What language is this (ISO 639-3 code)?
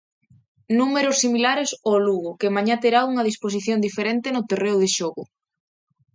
glg